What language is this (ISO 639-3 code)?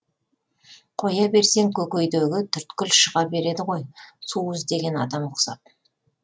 kaz